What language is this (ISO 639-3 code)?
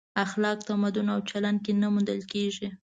pus